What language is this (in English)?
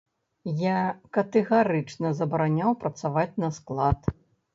Belarusian